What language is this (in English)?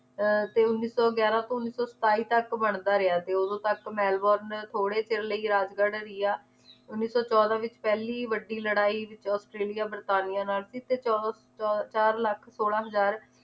Punjabi